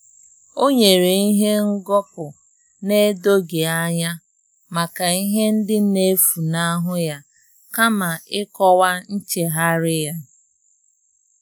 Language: Igbo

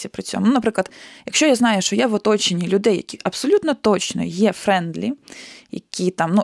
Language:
Ukrainian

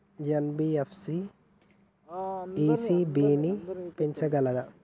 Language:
Telugu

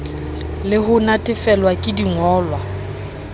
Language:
Southern Sotho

